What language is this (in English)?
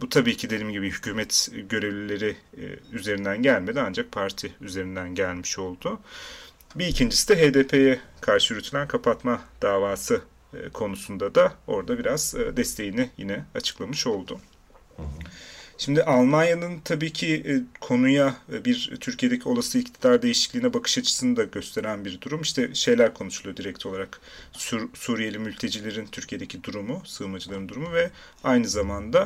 Turkish